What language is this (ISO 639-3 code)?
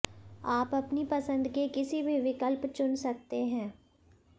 hin